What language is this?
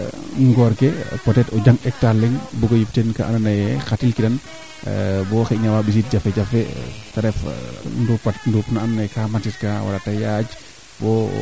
Serer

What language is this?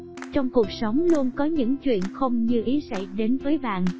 Vietnamese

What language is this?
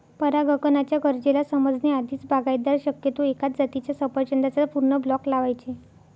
Marathi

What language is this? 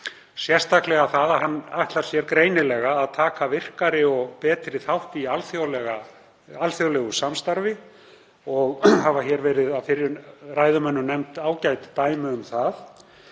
Icelandic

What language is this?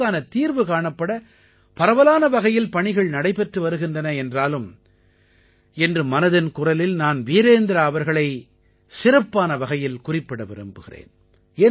Tamil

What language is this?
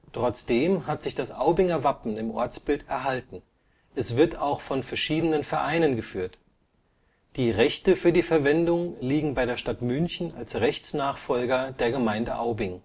German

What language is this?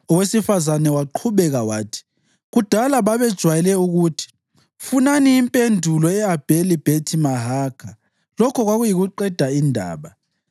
North Ndebele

